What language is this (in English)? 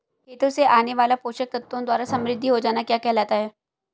Hindi